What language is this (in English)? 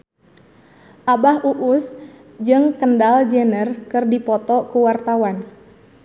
Sundanese